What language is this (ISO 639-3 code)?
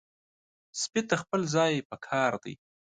pus